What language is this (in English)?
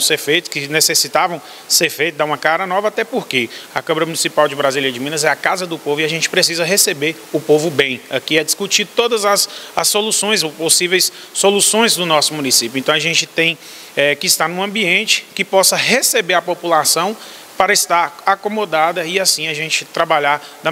Portuguese